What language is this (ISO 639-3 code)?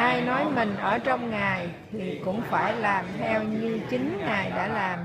vie